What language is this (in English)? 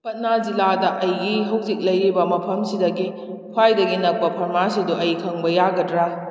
Manipuri